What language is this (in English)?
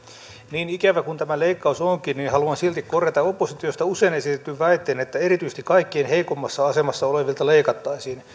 Finnish